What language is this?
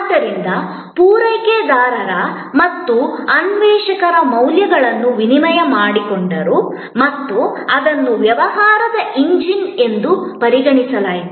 Kannada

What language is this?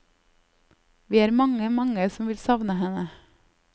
Norwegian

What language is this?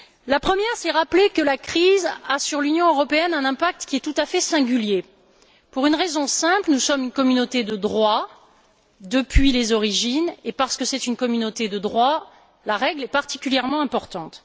French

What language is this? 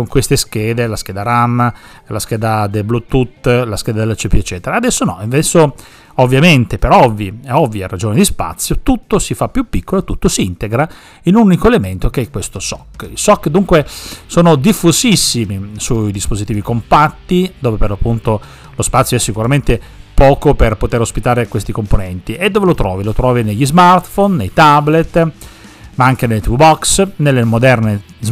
Italian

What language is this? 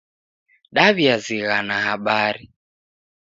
Taita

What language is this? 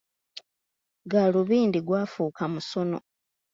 Ganda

